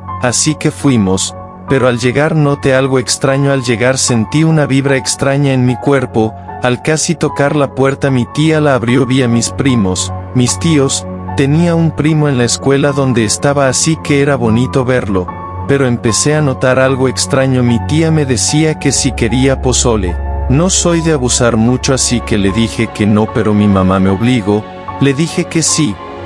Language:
Spanish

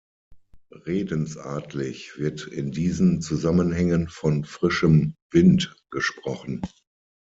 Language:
German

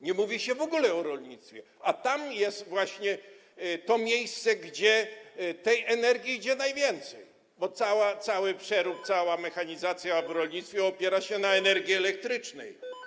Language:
Polish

